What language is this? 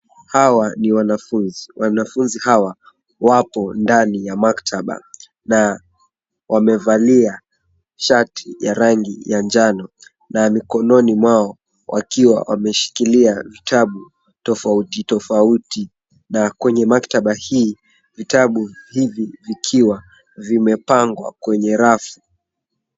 Swahili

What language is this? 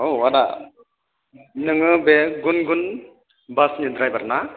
Bodo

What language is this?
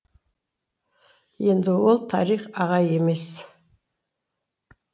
Kazakh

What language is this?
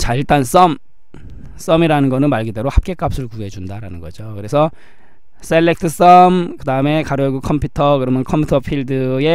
Korean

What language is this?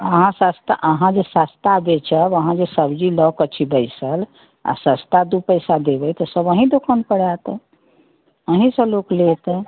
Maithili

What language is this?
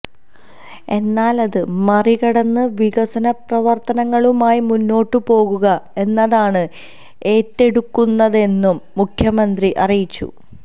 Malayalam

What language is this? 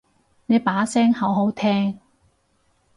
Cantonese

